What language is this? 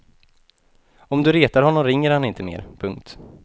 Swedish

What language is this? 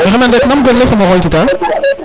Serer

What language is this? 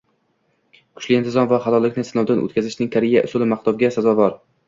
Uzbek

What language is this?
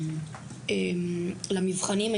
Hebrew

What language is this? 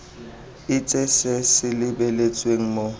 Tswana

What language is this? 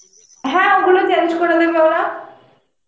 Bangla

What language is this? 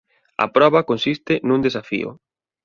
Galician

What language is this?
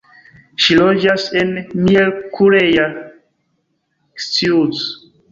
Esperanto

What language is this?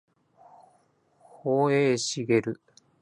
Japanese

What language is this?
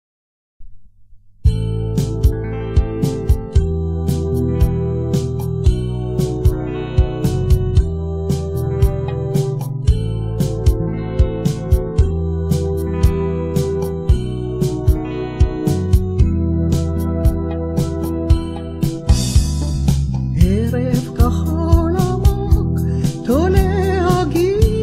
Arabic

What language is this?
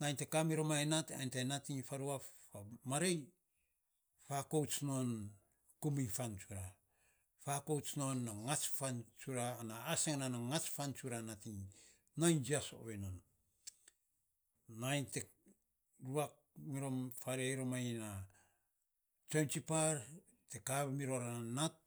Saposa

